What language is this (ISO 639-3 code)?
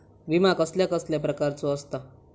mar